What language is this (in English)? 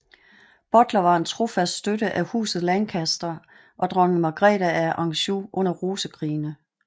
Danish